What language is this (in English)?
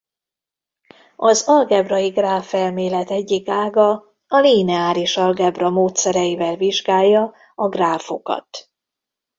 Hungarian